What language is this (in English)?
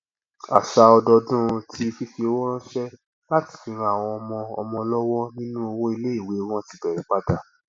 Yoruba